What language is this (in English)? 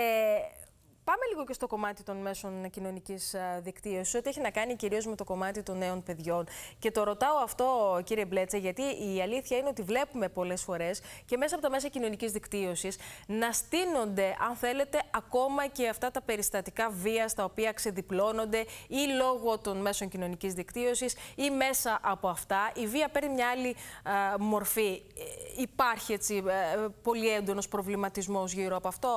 Greek